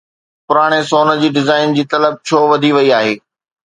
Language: Sindhi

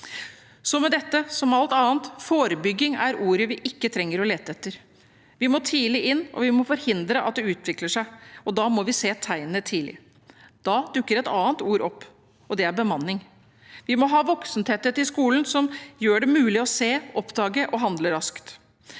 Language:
Norwegian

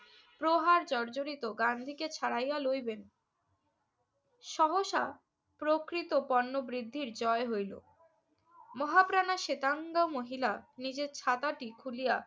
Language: Bangla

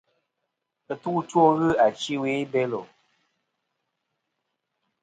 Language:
Kom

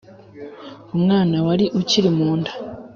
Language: Kinyarwanda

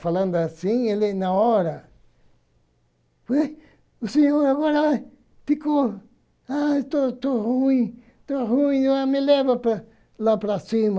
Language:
Portuguese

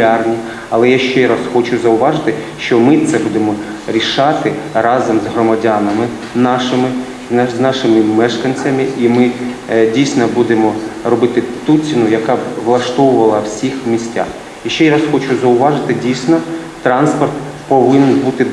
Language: Ukrainian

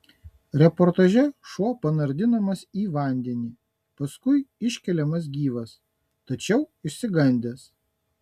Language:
Lithuanian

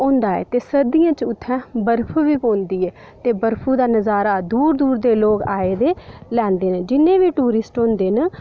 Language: Dogri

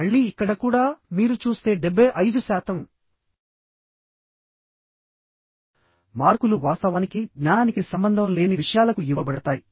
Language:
Telugu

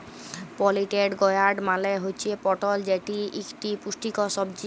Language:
Bangla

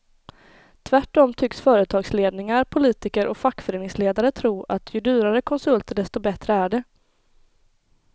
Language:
Swedish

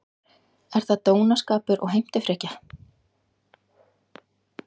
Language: Icelandic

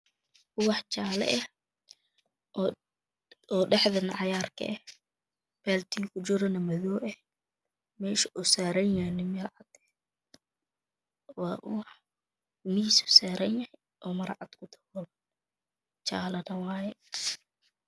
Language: Somali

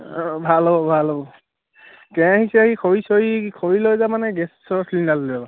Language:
Assamese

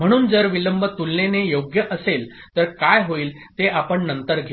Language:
Marathi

